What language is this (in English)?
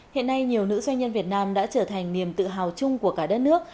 Vietnamese